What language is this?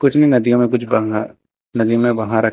Hindi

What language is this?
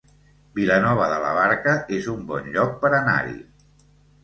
Catalan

